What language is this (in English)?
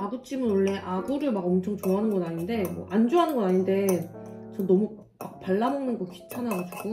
Korean